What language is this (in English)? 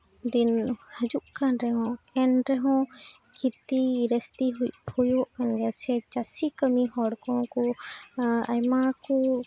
Santali